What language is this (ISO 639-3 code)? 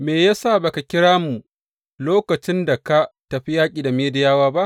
hau